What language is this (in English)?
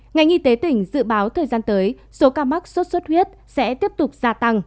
Vietnamese